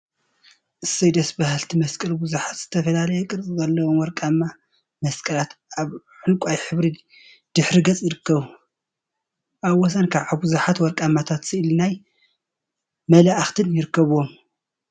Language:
Tigrinya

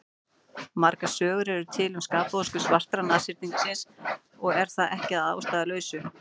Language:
Icelandic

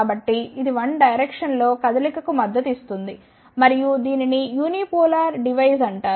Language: Telugu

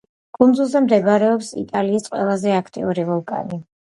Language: Georgian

